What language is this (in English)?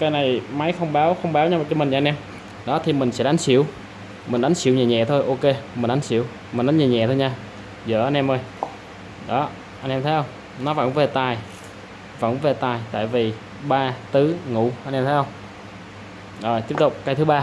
Vietnamese